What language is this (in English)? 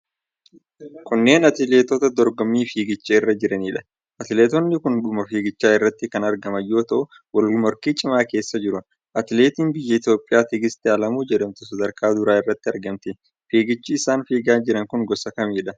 Oromo